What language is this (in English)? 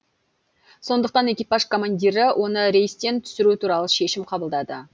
Kazakh